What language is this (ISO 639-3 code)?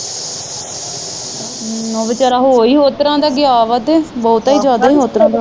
pan